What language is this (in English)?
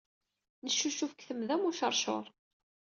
Kabyle